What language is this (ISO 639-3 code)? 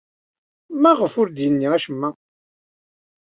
kab